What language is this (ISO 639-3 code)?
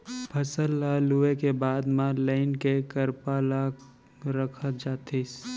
hne